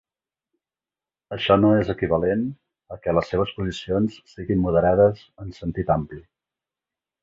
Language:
Catalan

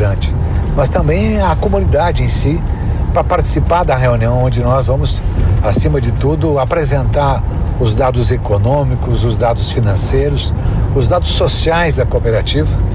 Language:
Portuguese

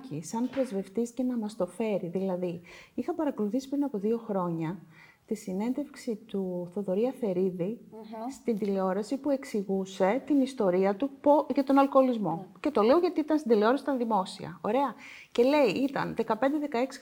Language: Greek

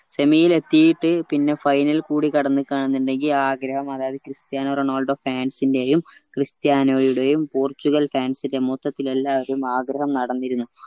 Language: Malayalam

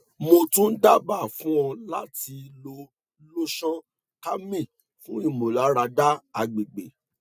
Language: Yoruba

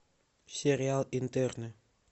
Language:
Russian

